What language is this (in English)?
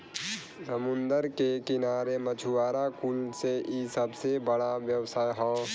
Bhojpuri